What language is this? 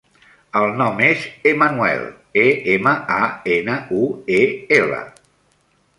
Catalan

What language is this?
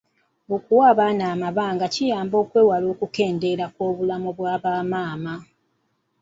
Ganda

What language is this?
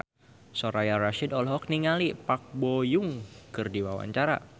Sundanese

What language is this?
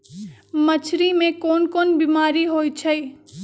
Magahi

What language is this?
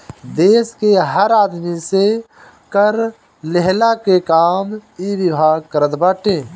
Bhojpuri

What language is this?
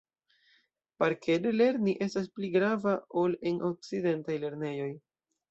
Esperanto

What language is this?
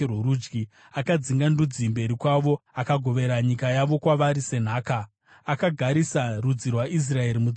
Shona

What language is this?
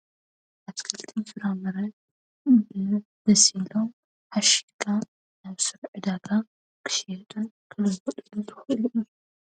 Tigrinya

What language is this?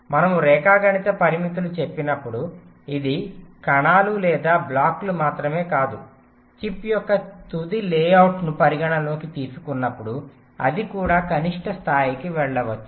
Telugu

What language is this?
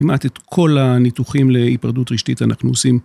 Hebrew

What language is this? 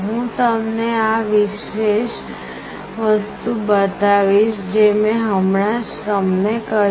Gujarati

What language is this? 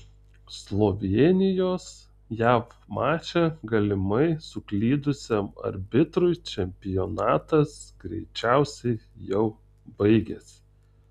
Lithuanian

